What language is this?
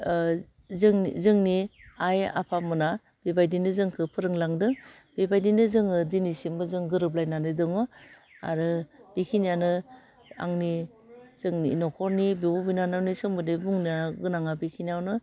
Bodo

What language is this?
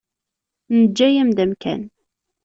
Kabyle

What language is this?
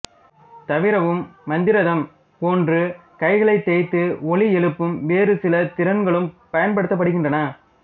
Tamil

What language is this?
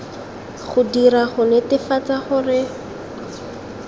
Tswana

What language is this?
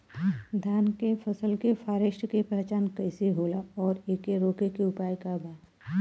Bhojpuri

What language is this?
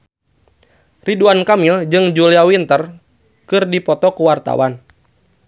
Sundanese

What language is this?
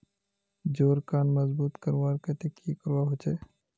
Magahi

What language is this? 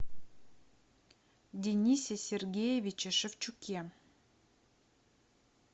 Russian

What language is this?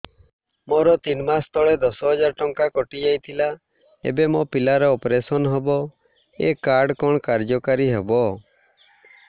Odia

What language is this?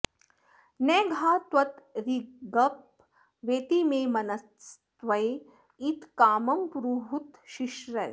Sanskrit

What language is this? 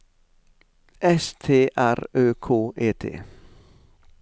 Norwegian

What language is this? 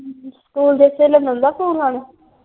Punjabi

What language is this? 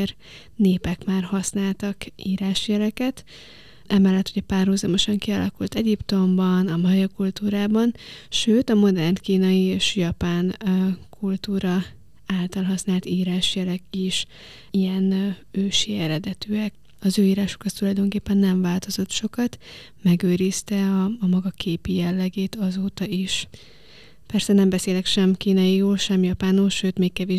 Hungarian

